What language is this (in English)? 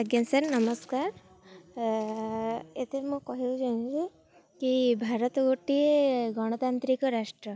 Odia